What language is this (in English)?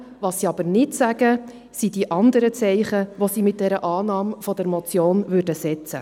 Swiss German